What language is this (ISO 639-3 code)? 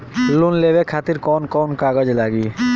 bho